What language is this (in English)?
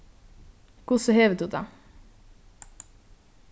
Faroese